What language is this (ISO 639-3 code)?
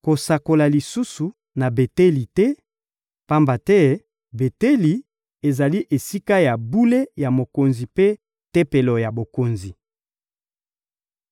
lin